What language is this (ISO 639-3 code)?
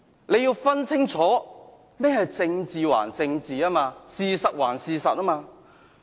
yue